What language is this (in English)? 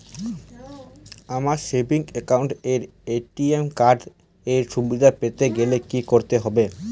Bangla